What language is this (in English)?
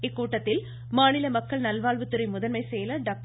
Tamil